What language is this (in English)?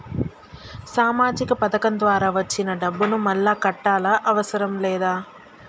Telugu